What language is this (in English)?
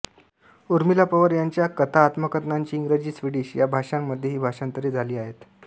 Marathi